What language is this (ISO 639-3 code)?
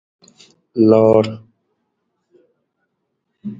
nmz